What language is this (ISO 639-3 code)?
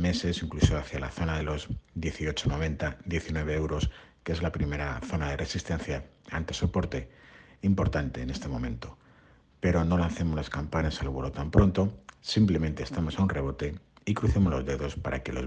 spa